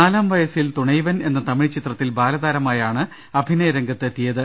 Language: Malayalam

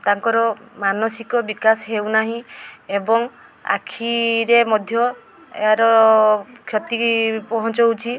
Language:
Odia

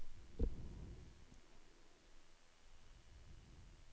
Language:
Norwegian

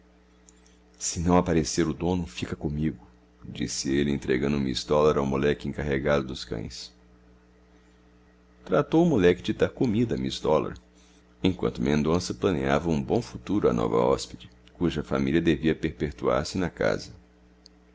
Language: Portuguese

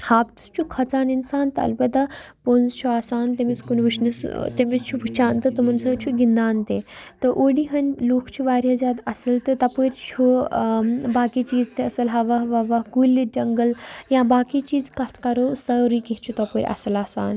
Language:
Kashmiri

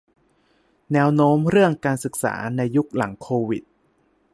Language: Thai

